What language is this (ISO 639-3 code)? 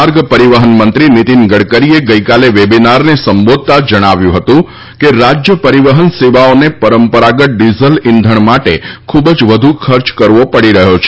guj